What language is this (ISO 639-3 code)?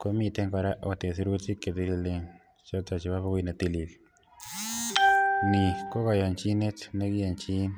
kln